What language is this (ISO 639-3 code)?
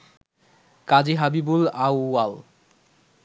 ben